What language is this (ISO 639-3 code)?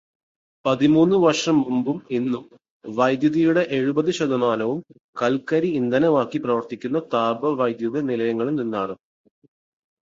mal